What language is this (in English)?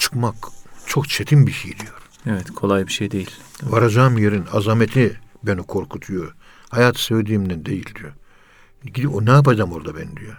Turkish